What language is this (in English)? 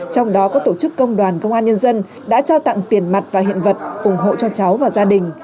Vietnamese